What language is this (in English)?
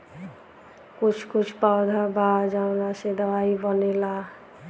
Bhojpuri